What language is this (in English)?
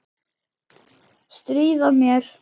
Icelandic